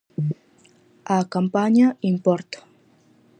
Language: Galician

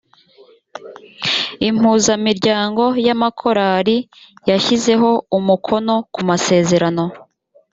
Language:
Kinyarwanda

